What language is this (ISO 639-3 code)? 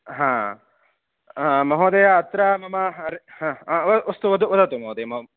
san